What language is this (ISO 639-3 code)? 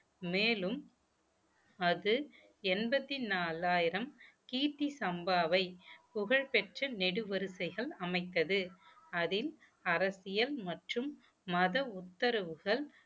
tam